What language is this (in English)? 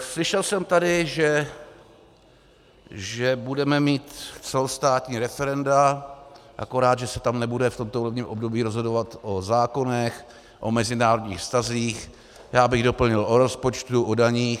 Czech